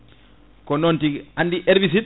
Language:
Fula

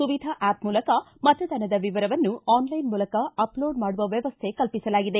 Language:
Kannada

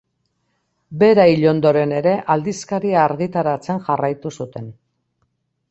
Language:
Basque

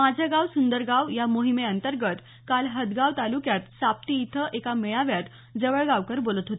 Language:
Marathi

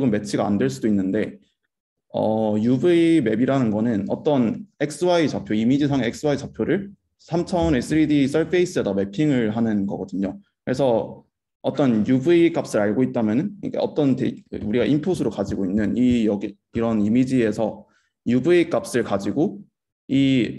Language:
Korean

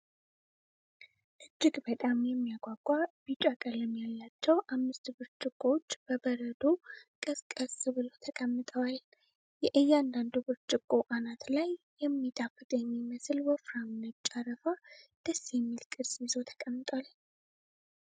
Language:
Amharic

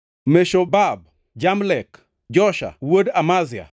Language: Luo (Kenya and Tanzania)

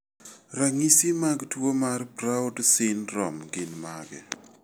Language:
Luo (Kenya and Tanzania)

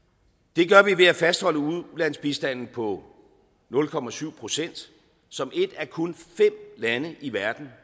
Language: Danish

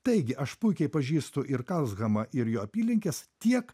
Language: Lithuanian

